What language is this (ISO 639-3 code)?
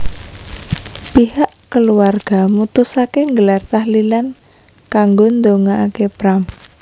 jav